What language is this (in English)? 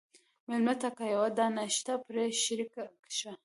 Pashto